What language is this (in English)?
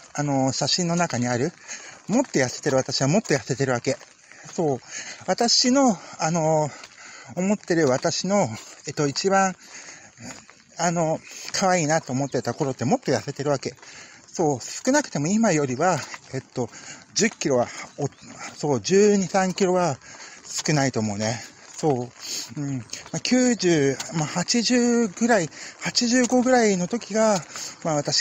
Japanese